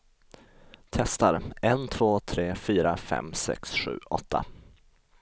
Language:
Swedish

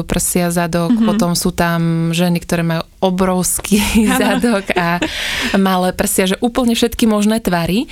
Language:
Slovak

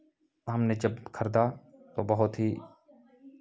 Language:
Hindi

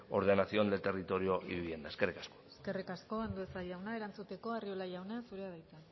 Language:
Basque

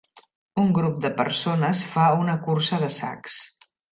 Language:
Catalan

